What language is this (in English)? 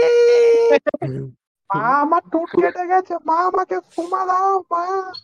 Bangla